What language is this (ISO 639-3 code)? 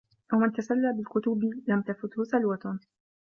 ara